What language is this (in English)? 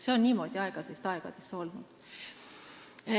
Estonian